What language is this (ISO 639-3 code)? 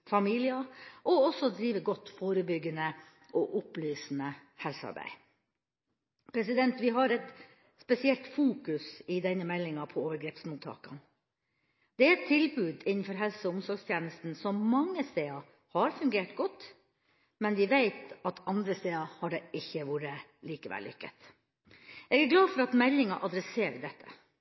nob